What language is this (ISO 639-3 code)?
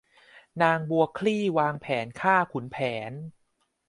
tha